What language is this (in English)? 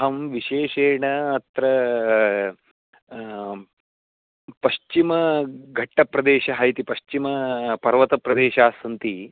Sanskrit